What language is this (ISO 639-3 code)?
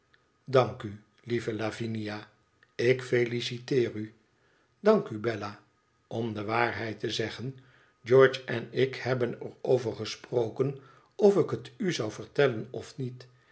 nld